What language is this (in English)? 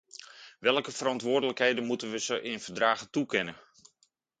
Dutch